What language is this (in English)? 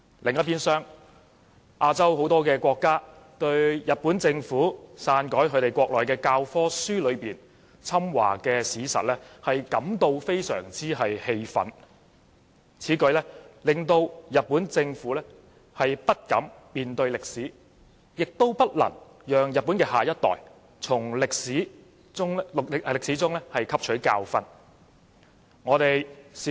Cantonese